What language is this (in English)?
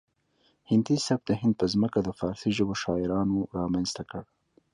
Pashto